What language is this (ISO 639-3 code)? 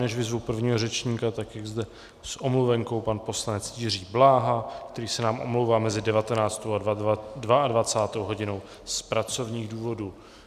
ces